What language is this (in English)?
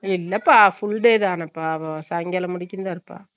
Tamil